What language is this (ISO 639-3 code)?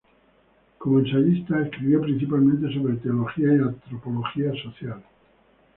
spa